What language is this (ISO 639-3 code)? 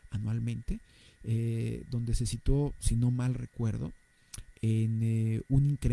spa